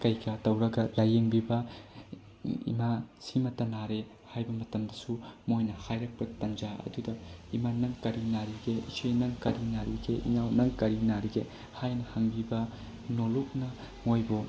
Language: Manipuri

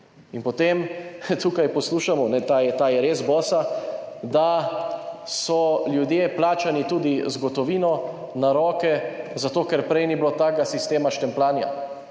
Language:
Slovenian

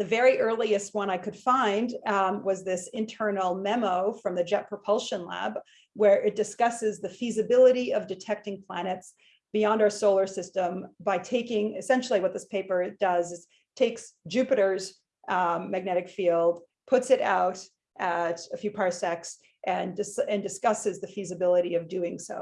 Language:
English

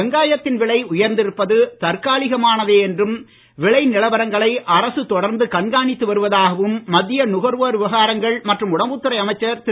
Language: Tamil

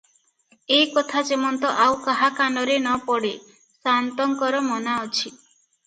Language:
Odia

